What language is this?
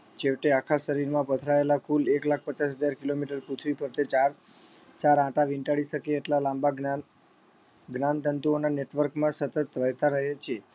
Gujarati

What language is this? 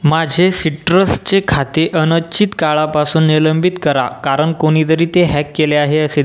Marathi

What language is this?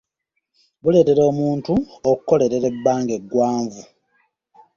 Ganda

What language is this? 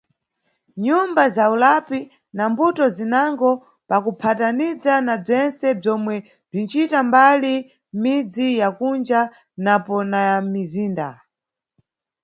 Nyungwe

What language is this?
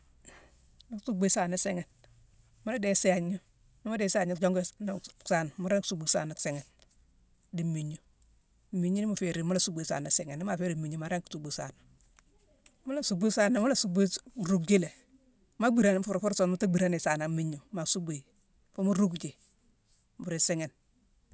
Mansoanka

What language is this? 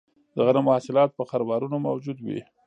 Pashto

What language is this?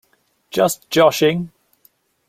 English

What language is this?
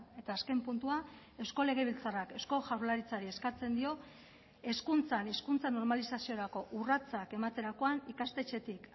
Basque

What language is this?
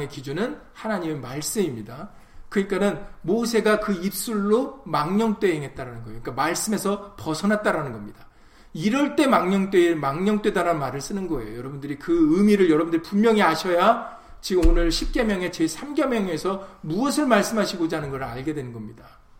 Korean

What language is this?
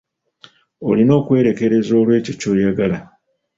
Ganda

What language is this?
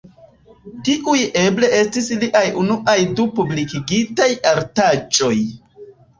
Esperanto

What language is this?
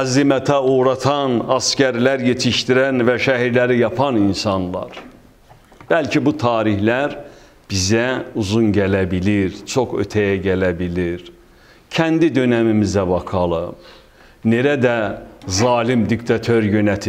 Turkish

